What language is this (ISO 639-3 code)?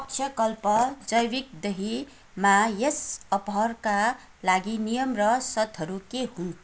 nep